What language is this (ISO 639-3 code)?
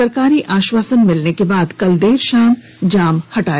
hin